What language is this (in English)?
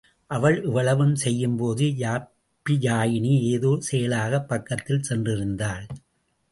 Tamil